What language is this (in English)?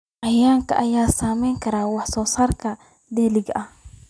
Somali